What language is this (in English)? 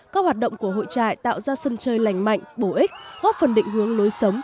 Vietnamese